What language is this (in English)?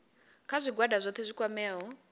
Venda